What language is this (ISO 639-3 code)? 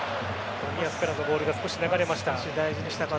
jpn